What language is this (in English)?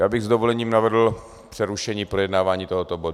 Czech